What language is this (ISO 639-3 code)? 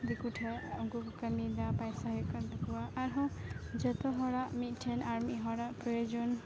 sat